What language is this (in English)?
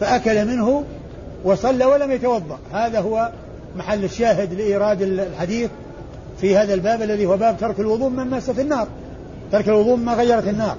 Arabic